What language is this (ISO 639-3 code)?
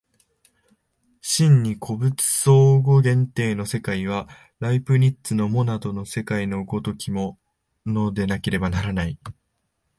jpn